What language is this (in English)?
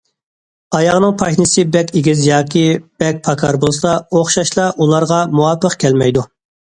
Uyghur